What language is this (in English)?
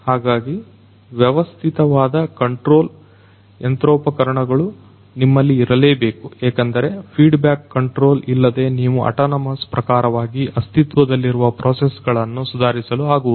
Kannada